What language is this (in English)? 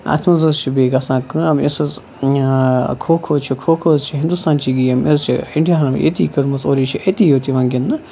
Kashmiri